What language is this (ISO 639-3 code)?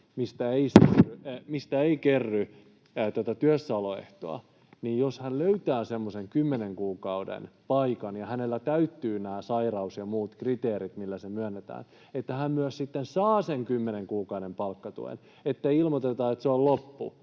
fin